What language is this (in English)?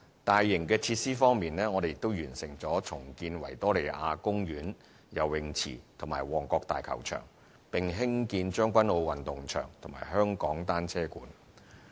Cantonese